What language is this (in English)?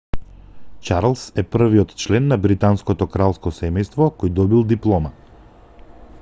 Macedonian